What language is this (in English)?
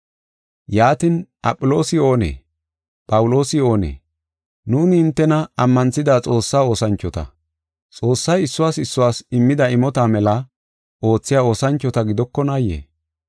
Gofa